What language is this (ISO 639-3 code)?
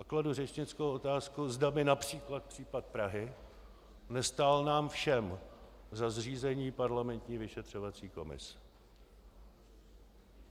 ces